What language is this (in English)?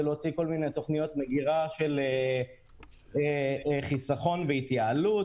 Hebrew